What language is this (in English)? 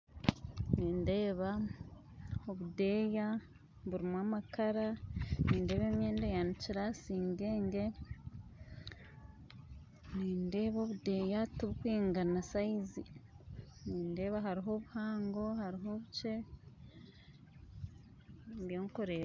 Nyankole